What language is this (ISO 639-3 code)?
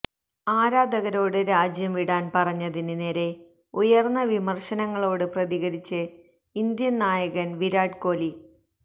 mal